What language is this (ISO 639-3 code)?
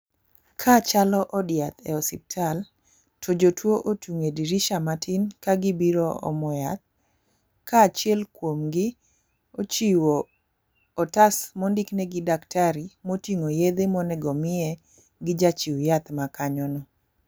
luo